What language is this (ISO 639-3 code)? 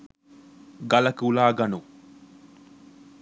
sin